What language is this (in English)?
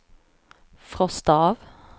Swedish